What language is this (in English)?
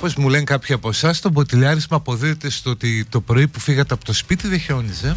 Greek